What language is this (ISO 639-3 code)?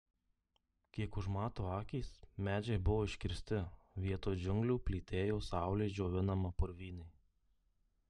lit